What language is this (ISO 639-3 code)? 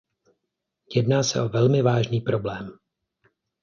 ces